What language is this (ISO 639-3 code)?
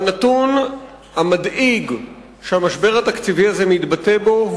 heb